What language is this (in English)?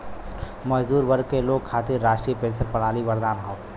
Bhojpuri